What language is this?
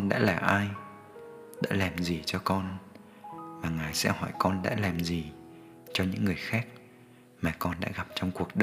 Vietnamese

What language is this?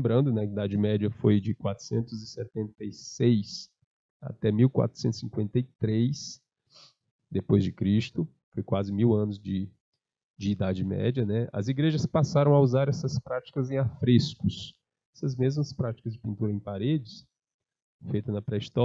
Portuguese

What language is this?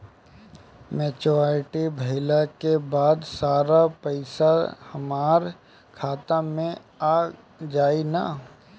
Bhojpuri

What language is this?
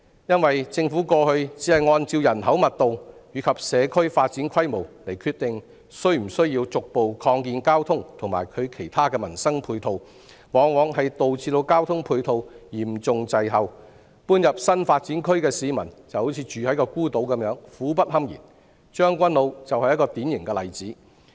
Cantonese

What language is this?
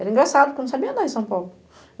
Portuguese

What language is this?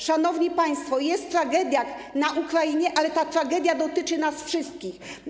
Polish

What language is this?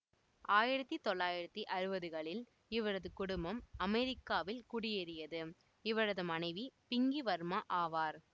Tamil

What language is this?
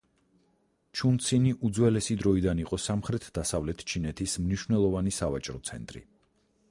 Georgian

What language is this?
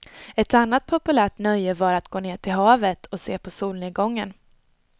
Swedish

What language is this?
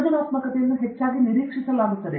Kannada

